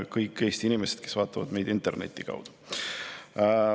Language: Estonian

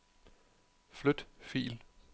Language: Danish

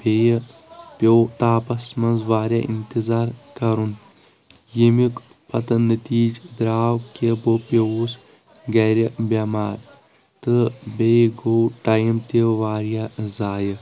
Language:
Kashmiri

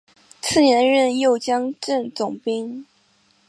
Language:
Chinese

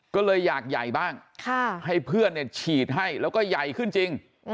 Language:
Thai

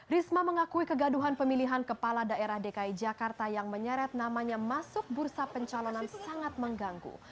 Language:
Indonesian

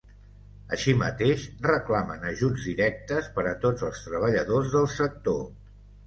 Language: Catalan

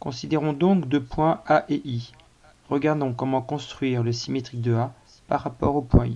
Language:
French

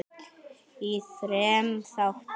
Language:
Icelandic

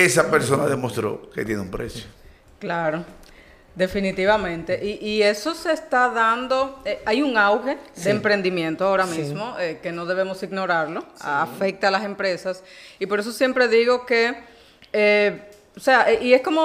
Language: Spanish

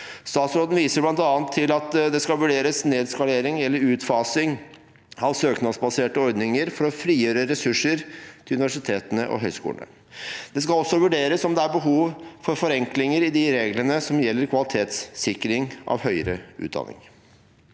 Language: Norwegian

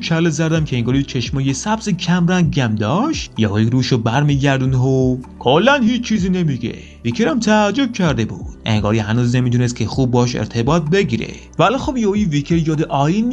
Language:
Persian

